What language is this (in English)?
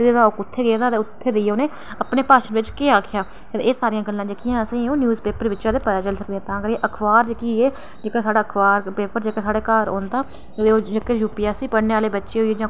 Dogri